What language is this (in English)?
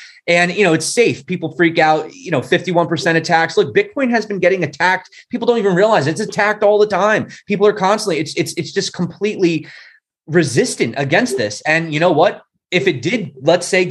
English